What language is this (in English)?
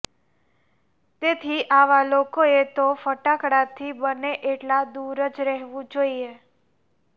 Gujarati